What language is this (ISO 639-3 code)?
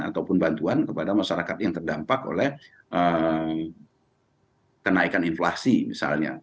ind